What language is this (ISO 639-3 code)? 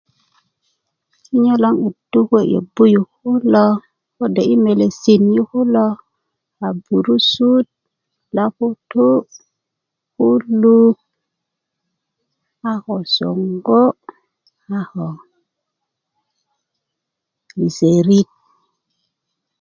ukv